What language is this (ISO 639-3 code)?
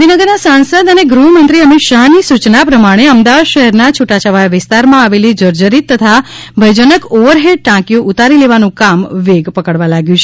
guj